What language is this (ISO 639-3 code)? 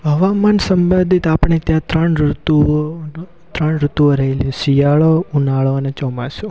guj